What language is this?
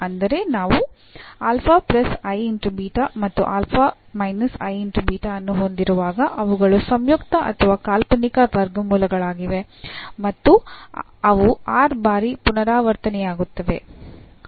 Kannada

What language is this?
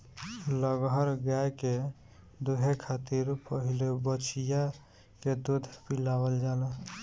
Bhojpuri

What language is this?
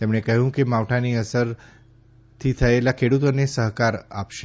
Gujarati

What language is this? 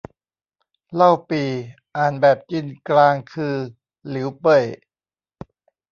Thai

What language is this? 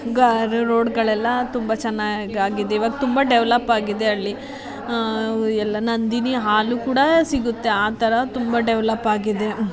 Kannada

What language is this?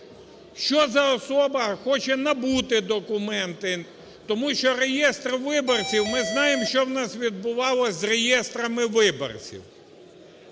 Ukrainian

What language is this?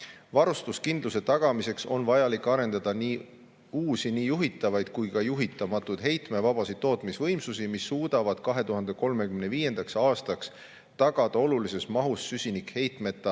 Estonian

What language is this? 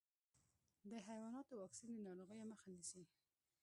Pashto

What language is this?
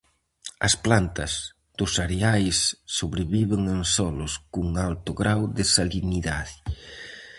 Galician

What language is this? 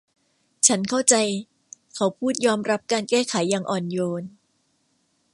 Thai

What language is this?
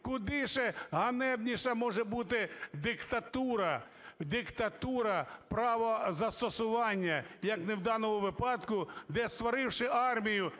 Ukrainian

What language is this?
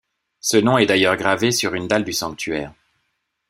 French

